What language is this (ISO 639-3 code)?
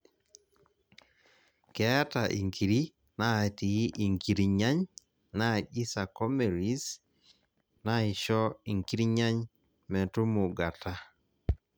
mas